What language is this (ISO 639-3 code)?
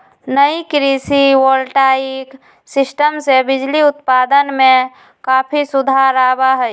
mag